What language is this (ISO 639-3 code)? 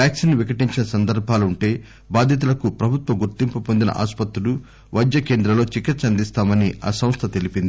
tel